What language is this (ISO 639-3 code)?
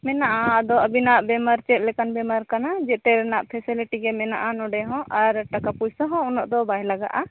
sat